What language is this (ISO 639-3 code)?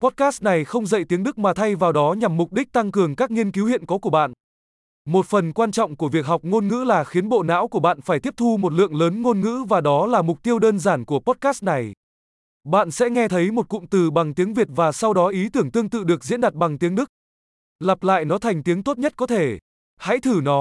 vie